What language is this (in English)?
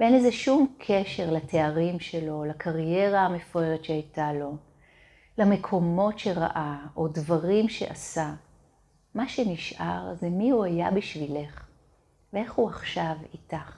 Hebrew